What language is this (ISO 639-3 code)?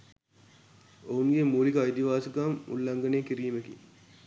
sin